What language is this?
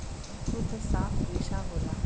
Bhojpuri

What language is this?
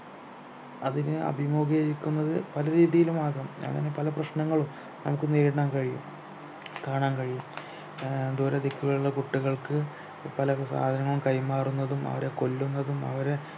Malayalam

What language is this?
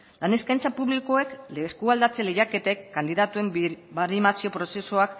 Basque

